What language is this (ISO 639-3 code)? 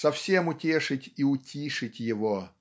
rus